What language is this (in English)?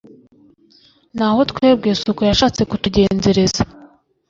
Kinyarwanda